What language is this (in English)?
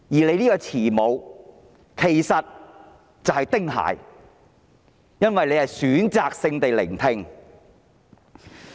Cantonese